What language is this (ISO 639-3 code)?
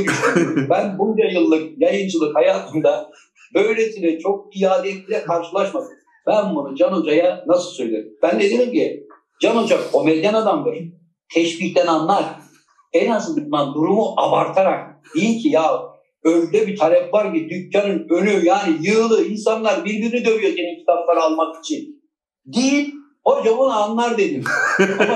tur